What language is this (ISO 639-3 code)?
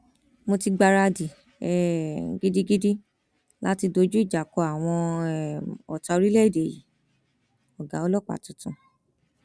yor